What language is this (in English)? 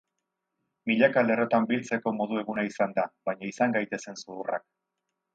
Basque